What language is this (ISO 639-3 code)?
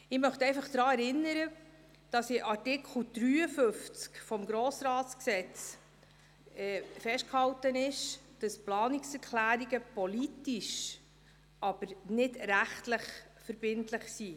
gsw